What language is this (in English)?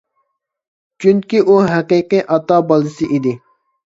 Uyghur